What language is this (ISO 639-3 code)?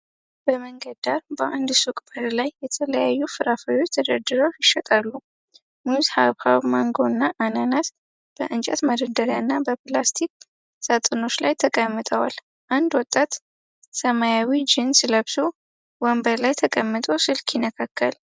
amh